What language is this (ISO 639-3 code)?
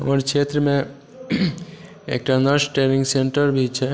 mai